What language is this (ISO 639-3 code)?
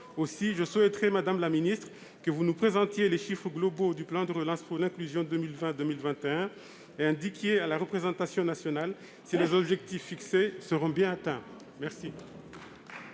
fra